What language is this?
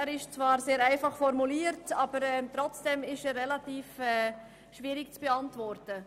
Swiss German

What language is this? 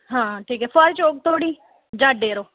Dogri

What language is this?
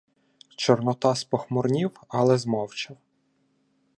Ukrainian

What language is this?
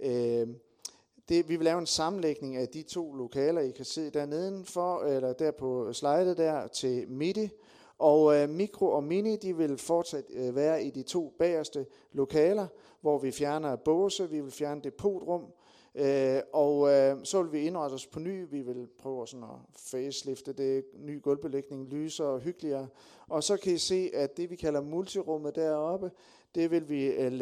Danish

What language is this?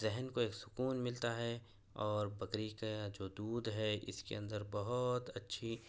Urdu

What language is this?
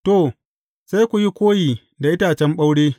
Hausa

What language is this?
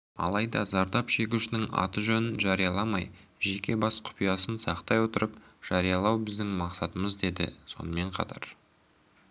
Kazakh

